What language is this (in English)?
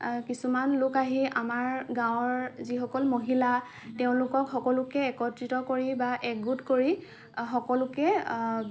Assamese